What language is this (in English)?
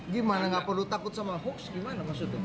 Indonesian